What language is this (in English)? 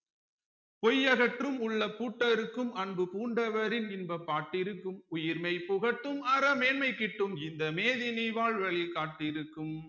Tamil